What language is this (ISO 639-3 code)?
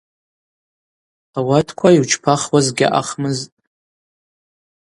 abq